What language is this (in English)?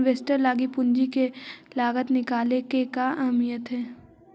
Magahi